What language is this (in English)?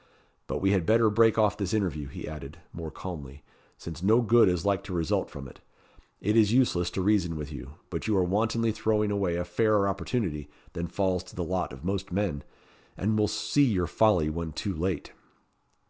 English